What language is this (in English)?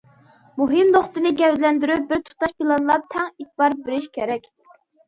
Uyghur